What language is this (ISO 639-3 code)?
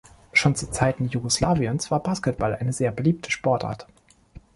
deu